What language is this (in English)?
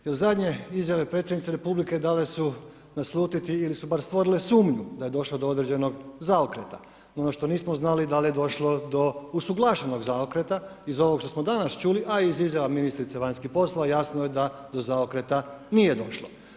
Croatian